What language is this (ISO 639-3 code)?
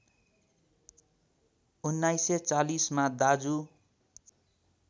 nep